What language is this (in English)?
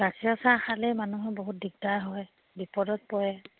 Assamese